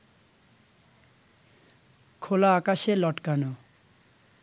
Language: Bangla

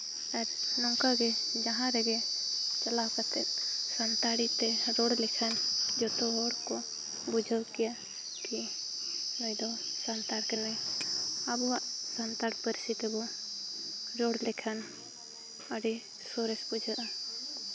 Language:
Santali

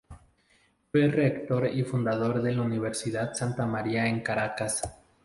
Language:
Spanish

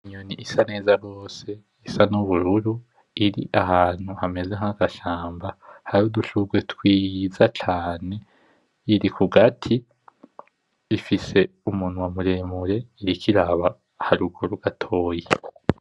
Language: Rundi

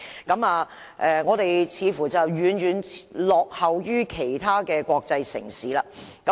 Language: Cantonese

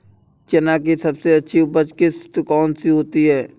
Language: Hindi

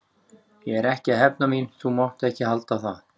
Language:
Icelandic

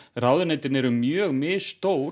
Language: Icelandic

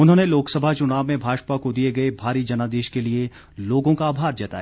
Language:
Hindi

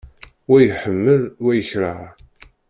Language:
Kabyle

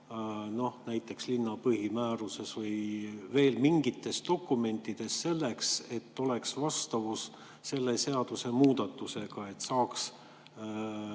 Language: Estonian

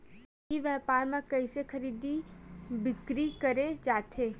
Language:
Chhattisgarhi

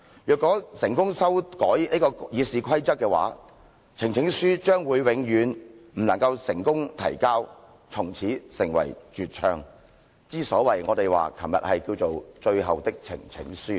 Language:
Cantonese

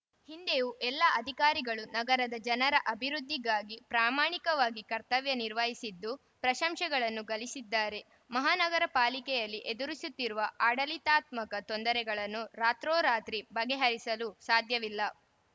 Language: Kannada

